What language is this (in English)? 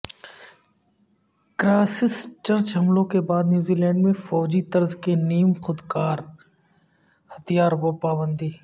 Urdu